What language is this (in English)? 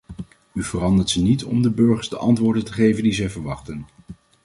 Dutch